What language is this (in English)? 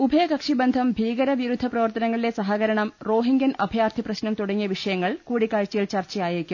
Malayalam